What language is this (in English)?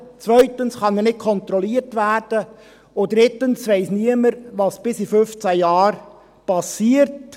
Swiss German